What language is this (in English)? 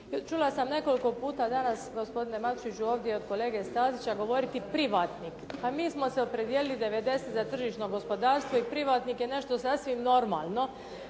Croatian